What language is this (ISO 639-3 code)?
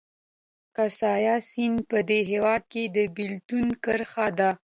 pus